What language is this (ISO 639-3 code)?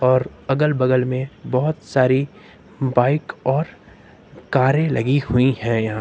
hin